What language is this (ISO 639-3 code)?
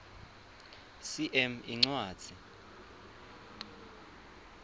ssw